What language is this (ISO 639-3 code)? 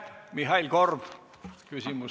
est